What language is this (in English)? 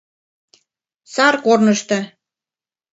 Mari